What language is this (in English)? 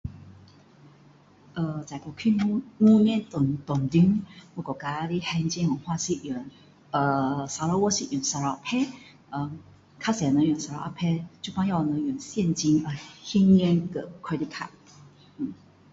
Min Dong Chinese